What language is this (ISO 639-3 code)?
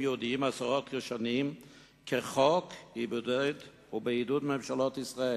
heb